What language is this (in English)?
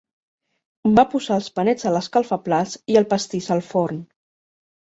Catalan